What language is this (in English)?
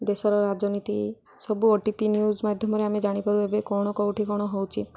Odia